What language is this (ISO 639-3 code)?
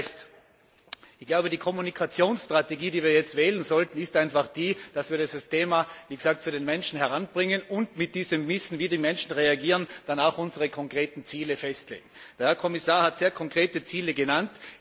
deu